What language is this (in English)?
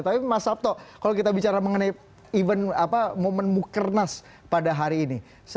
Indonesian